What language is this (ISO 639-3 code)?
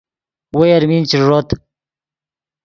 ydg